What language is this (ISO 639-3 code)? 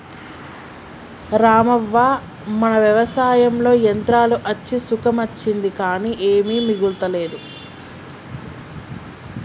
tel